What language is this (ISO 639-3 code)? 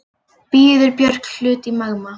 isl